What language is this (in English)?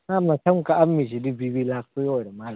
Manipuri